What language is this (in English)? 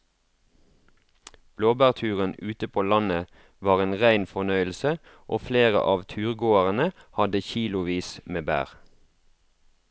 Norwegian